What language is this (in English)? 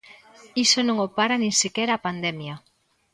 Galician